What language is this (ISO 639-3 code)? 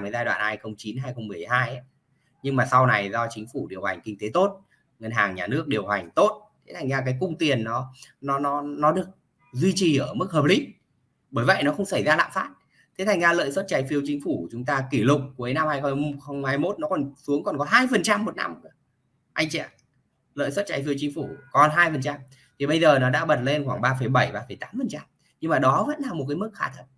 vie